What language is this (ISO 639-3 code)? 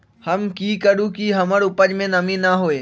mag